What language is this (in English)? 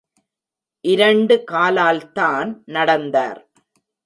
Tamil